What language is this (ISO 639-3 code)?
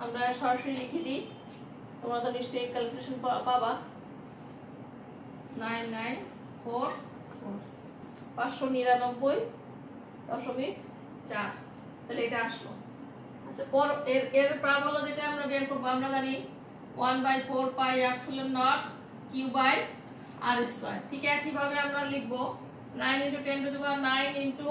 hin